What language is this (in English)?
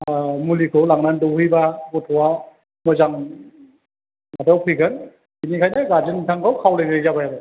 Bodo